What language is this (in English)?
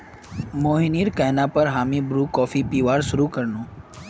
Magahi